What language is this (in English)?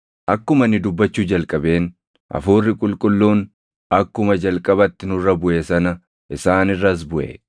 Oromo